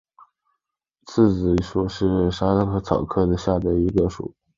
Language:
Chinese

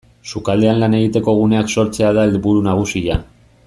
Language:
Basque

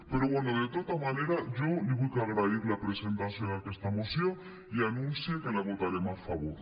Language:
Catalan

